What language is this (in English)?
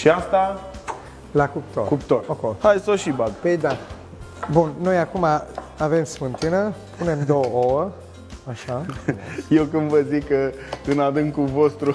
Romanian